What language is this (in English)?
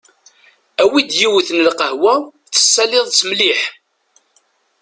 Kabyle